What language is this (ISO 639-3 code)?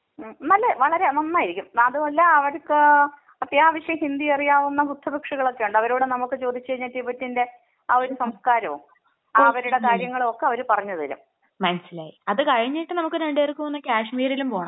mal